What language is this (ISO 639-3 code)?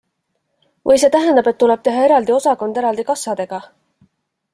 est